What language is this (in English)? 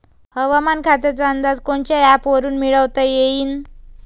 Marathi